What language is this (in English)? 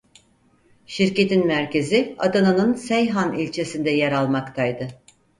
Turkish